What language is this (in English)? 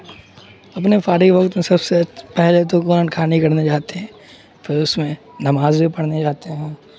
Urdu